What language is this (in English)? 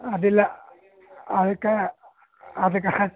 Kannada